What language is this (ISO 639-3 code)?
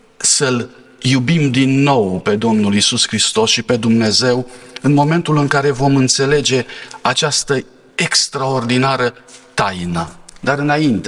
ron